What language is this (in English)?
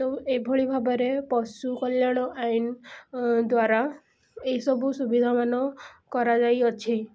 Odia